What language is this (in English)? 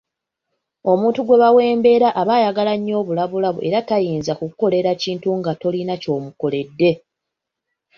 Ganda